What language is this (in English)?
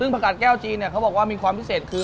Thai